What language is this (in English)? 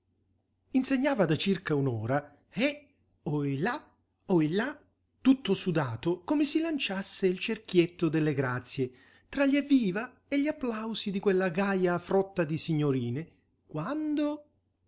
Italian